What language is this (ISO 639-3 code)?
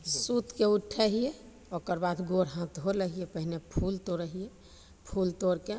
mai